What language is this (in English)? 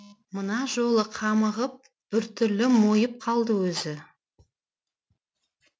Kazakh